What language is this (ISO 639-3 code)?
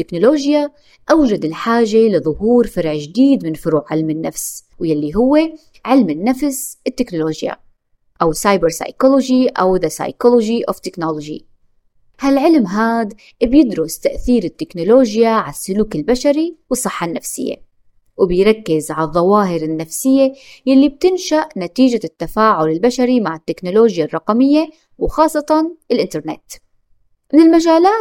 ara